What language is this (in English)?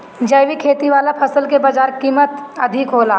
Bhojpuri